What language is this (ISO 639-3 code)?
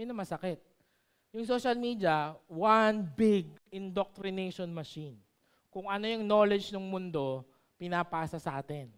fil